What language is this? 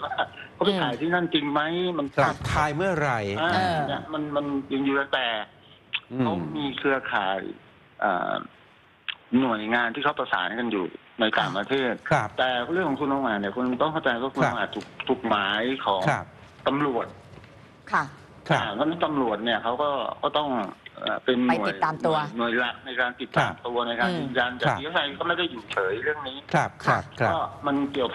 Thai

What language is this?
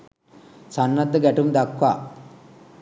Sinhala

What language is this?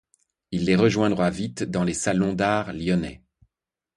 French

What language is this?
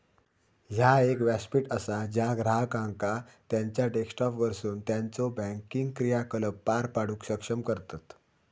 Marathi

